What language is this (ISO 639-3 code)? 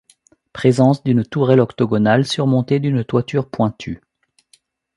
fra